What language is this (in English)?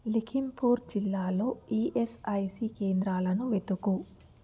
Telugu